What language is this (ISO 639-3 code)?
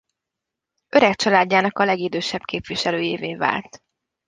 hun